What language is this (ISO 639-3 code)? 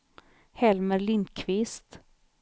swe